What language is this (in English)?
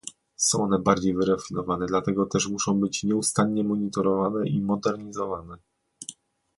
Polish